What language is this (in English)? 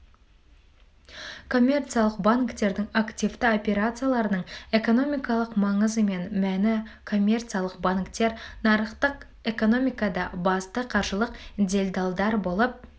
Kazakh